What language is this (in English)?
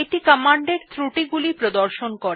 Bangla